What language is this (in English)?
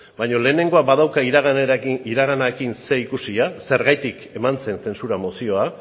Basque